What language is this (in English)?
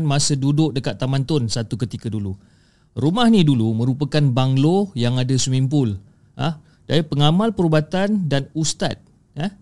Malay